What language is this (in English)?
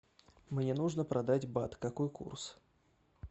Russian